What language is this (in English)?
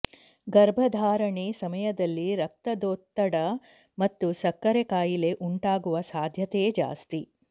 Kannada